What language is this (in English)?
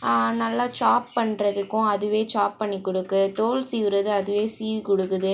Tamil